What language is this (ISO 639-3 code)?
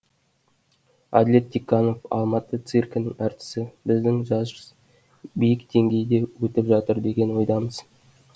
kaz